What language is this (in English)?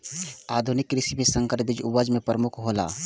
Maithili